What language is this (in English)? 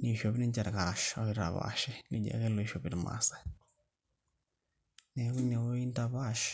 Masai